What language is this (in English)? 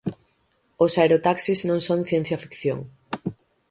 Galician